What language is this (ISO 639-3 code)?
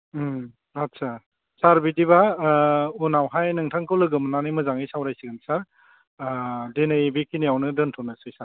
brx